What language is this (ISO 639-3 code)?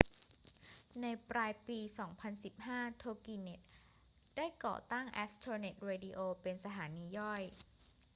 tha